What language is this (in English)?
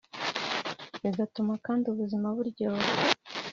Kinyarwanda